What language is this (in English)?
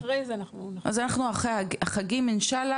Hebrew